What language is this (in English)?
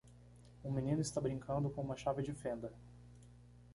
Portuguese